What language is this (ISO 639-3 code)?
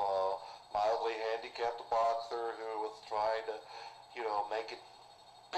eng